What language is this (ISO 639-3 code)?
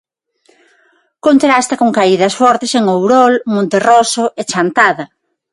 glg